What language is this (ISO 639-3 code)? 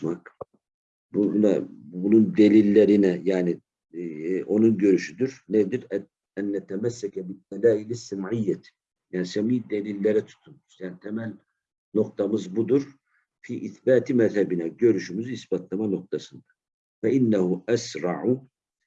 tur